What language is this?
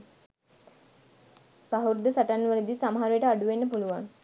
Sinhala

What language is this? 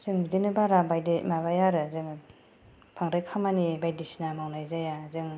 Bodo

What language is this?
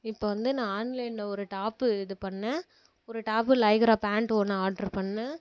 Tamil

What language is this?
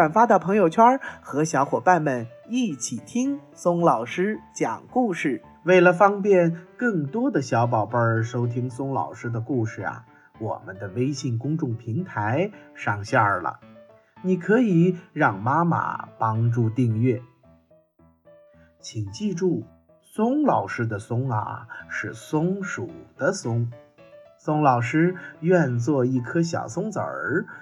Chinese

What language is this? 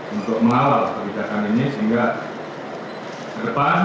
Indonesian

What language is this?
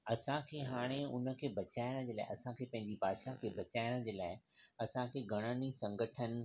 Sindhi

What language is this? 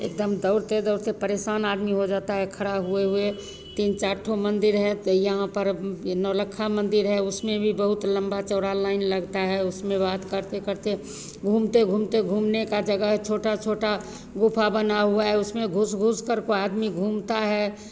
Hindi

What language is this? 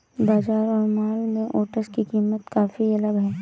Hindi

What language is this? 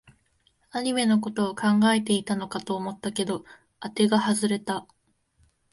Japanese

